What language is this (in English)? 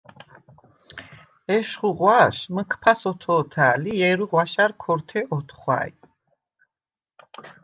Svan